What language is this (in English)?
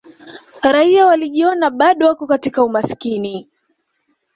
Swahili